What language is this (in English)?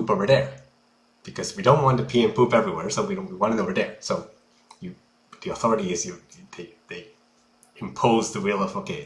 English